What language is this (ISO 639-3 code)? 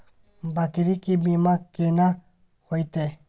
mai